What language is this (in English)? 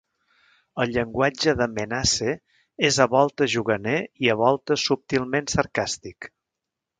Catalan